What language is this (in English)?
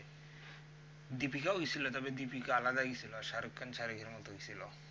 Bangla